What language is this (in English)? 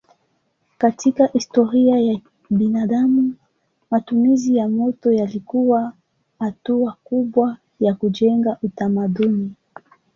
Swahili